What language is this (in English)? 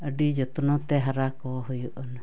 Santali